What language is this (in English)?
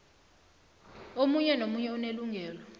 South Ndebele